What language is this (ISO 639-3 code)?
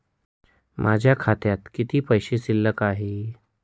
mar